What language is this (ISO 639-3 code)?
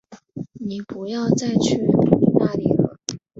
zho